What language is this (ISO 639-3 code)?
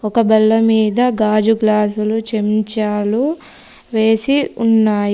tel